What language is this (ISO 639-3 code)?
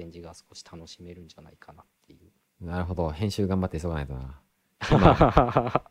jpn